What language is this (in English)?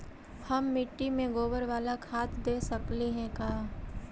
Magahi